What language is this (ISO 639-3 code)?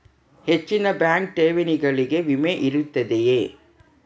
kan